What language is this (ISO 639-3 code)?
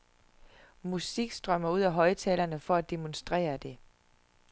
dan